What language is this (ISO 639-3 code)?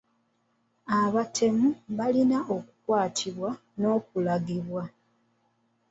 lug